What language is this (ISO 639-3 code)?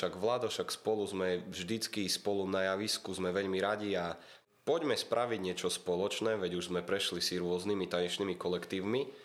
slk